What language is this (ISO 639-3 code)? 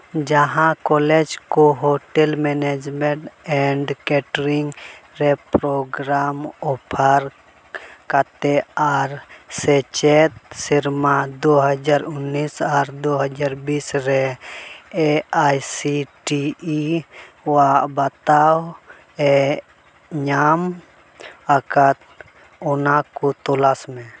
sat